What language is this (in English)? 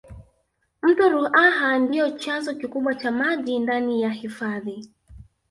Swahili